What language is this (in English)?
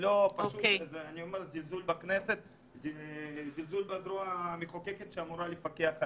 Hebrew